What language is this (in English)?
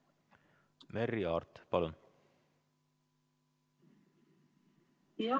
Estonian